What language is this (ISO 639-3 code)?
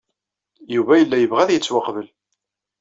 kab